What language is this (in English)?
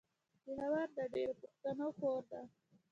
Pashto